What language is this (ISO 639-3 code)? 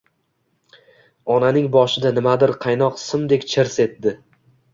uzb